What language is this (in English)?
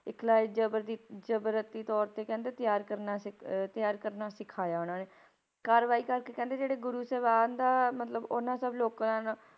Punjabi